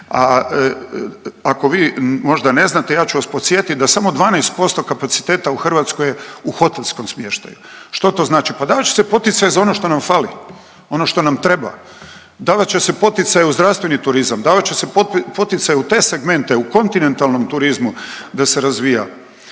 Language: Croatian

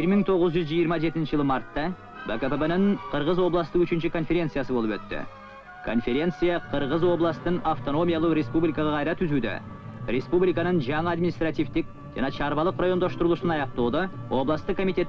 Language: Turkish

